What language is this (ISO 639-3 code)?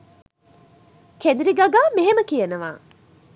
sin